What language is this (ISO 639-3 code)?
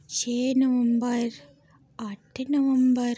doi